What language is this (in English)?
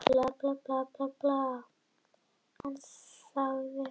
Icelandic